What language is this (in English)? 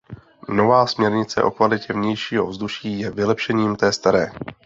Czech